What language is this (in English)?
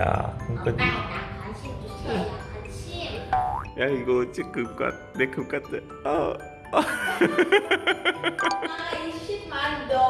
Korean